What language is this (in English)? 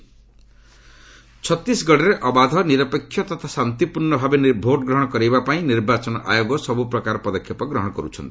Odia